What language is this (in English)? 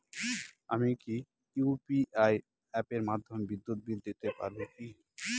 Bangla